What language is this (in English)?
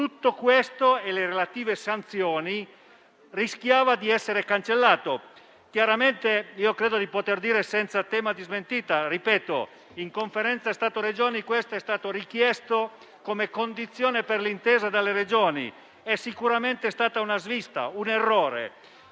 Italian